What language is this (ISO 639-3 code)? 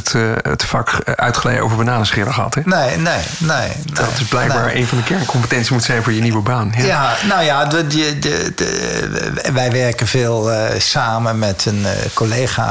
nld